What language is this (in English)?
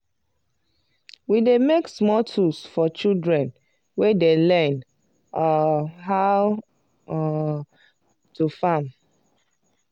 Nigerian Pidgin